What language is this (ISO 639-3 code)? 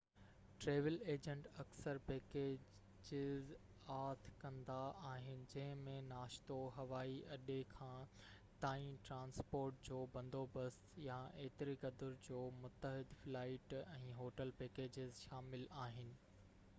snd